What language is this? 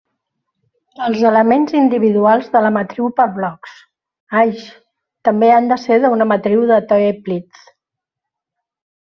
Catalan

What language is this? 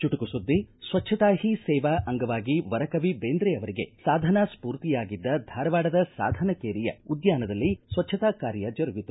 Kannada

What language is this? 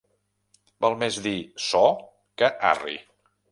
Catalan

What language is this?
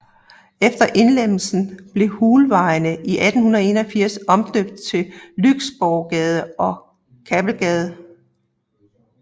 Danish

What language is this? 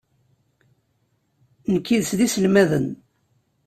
Kabyle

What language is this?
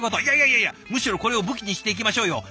Japanese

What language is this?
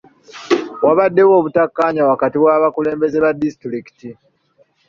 Ganda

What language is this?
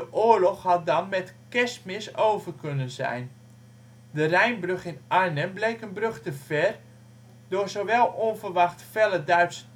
Dutch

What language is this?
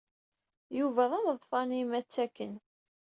Kabyle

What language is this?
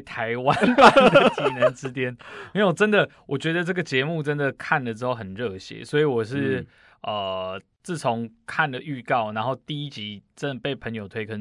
Chinese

